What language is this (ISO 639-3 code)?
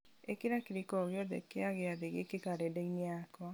kik